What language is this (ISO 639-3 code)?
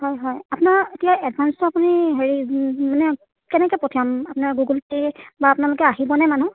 asm